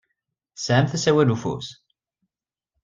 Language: Kabyle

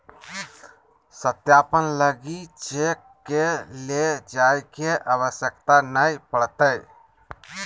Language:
Magahi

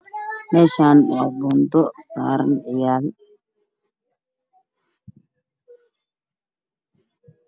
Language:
Somali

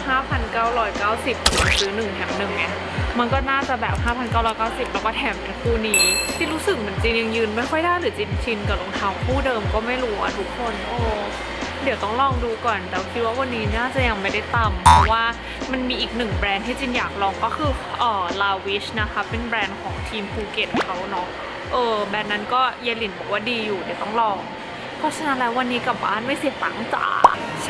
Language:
Thai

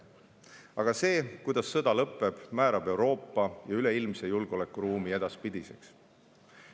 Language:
Estonian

